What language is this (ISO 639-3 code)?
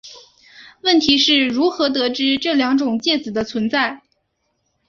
zho